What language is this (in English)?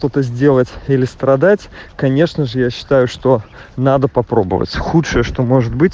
Russian